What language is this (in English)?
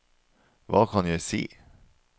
Norwegian